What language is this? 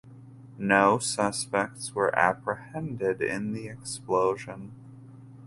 English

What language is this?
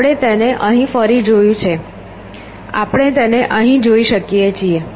Gujarati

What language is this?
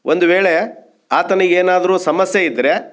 Kannada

